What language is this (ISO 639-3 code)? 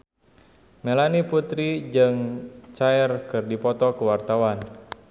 sun